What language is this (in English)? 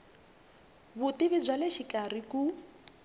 Tsonga